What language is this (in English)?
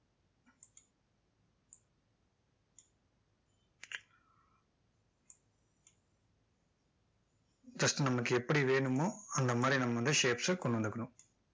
Tamil